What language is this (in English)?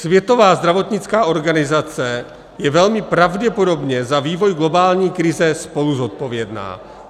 Czech